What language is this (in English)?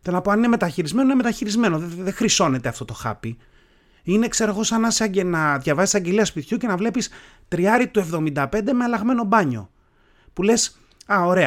Greek